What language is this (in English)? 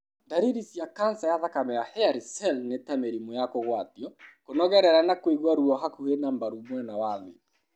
Kikuyu